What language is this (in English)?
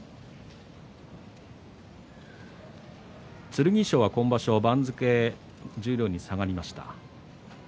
Japanese